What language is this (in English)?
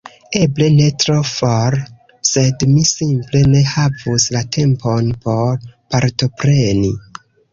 Esperanto